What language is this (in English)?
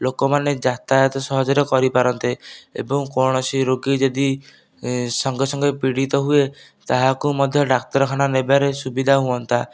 Odia